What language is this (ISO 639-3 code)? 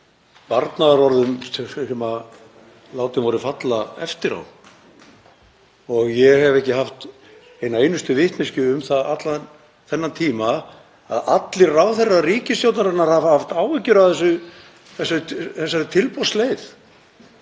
isl